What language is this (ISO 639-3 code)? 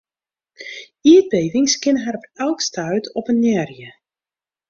fry